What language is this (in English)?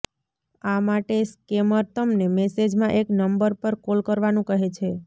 Gujarati